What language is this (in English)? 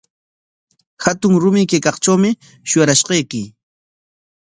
Corongo Ancash Quechua